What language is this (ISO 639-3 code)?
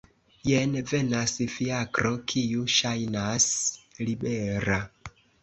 epo